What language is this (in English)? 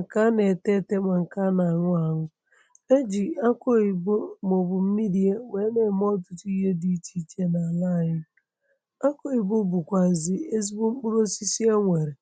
Igbo